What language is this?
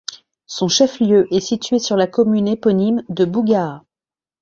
French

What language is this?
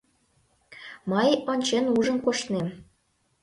Mari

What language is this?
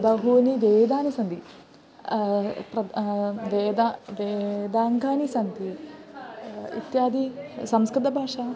Sanskrit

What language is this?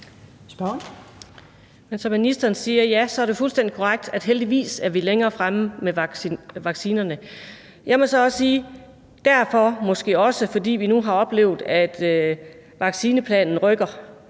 Danish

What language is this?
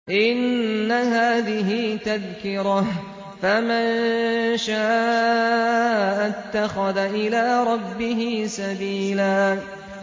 Arabic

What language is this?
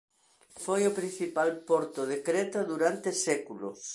Galician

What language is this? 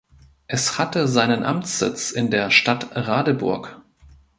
German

